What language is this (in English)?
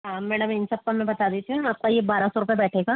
Hindi